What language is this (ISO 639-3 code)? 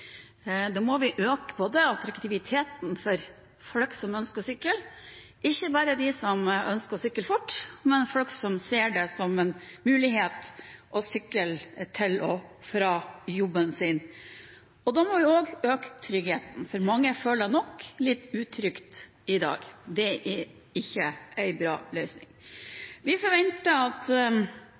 nob